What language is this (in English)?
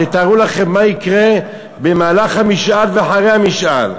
Hebrew